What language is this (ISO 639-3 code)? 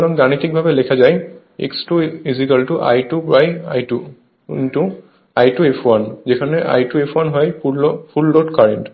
ben